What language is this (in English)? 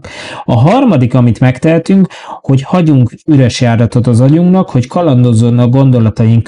Hungarian